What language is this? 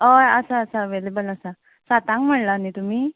Konkani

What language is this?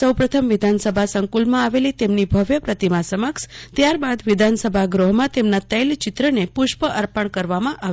Gujarati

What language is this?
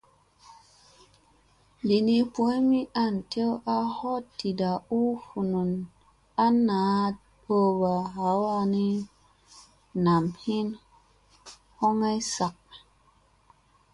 Musey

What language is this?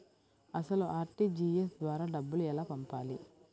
Telugu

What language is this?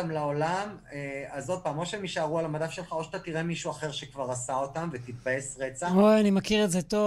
Hebrew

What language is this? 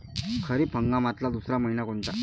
Marathi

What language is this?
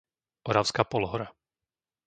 Slovak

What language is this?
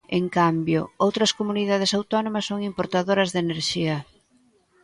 Galician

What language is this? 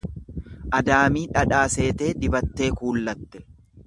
Oromo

